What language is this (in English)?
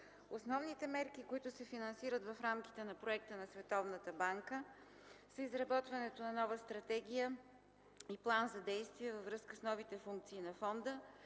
Bulgarian